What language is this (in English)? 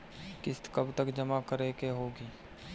Bhojpuri